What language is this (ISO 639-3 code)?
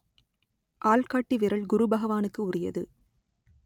tam